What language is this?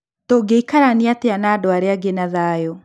Kikuyu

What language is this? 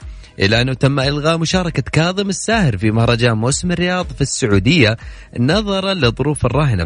Arabic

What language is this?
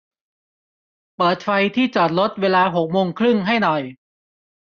Thai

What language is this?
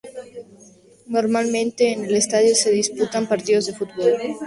Spanish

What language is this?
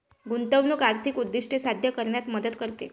Marathi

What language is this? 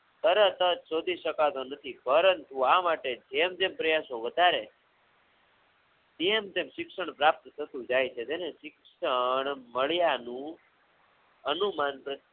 Gujarati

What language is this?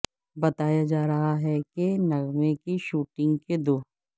Urdu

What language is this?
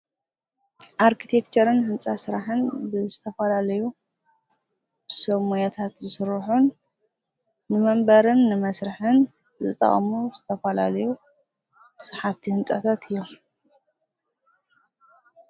Tigrinya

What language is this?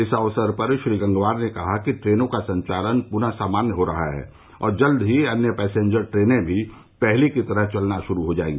Hindi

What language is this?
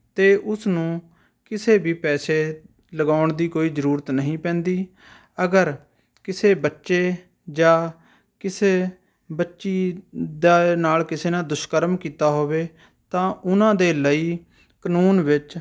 Punjabi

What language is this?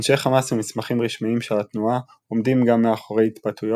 Hebrew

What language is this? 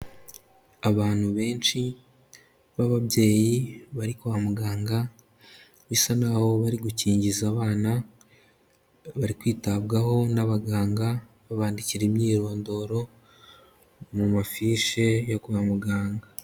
Kinyarwanda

